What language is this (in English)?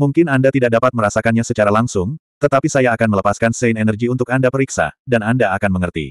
Indonesian